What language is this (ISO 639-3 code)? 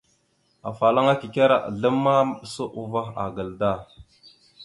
mxu